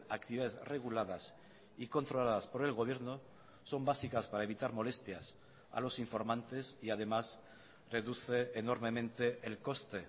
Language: Spanish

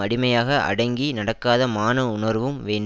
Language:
Tamil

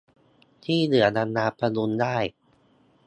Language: Thai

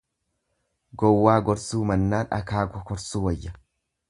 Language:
Oromo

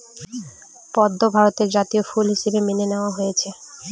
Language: Bangla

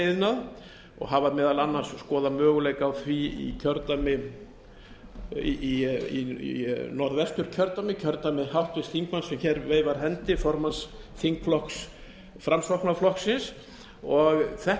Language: Icelandic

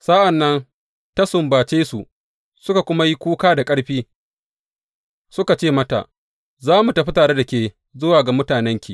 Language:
Hausa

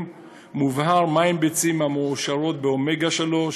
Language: Hebrew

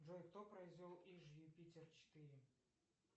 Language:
Russian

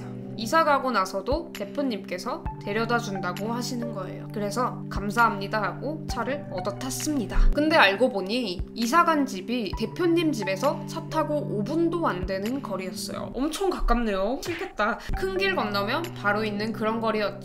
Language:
Korean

